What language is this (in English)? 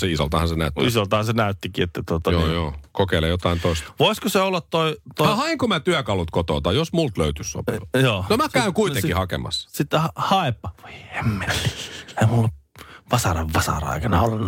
Finnish